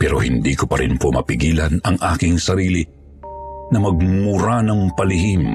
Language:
Filipino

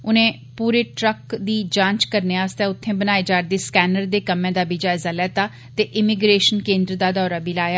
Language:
Dogri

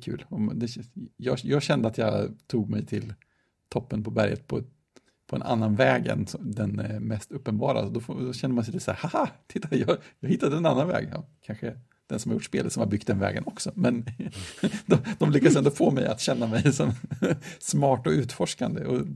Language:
Swedish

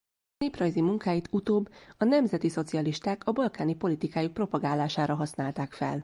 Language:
Hungarian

